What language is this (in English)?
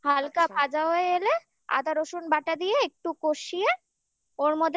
Bangla